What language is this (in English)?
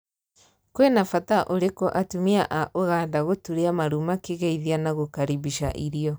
Kikuyu